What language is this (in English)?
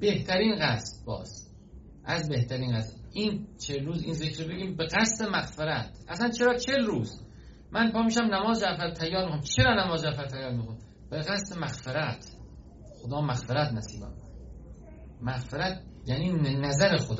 Persian